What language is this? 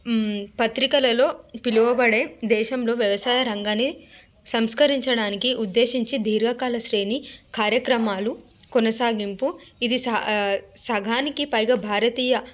Telugu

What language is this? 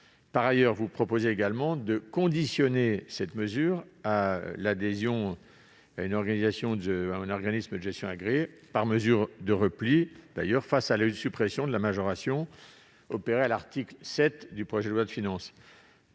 French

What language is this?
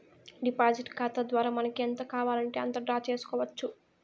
Telugu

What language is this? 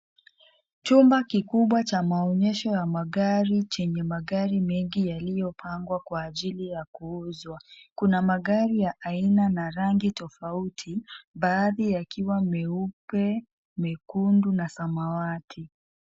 Swahili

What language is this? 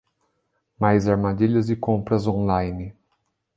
Portuguese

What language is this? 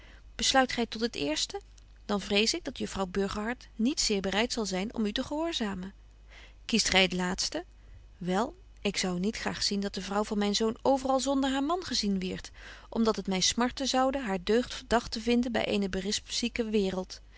Dutch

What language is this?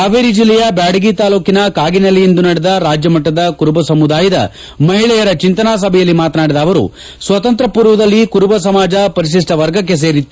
Kannada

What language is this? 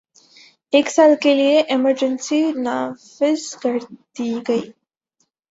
Urdu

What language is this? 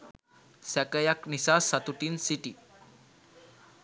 Sinhala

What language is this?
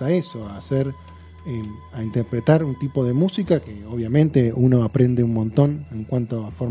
Spanish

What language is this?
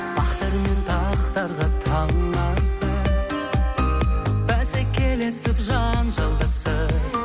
Kazakh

